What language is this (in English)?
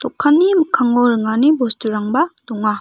Garo